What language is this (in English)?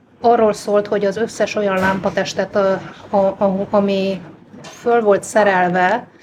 Hungarian